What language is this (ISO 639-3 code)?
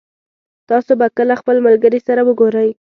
pus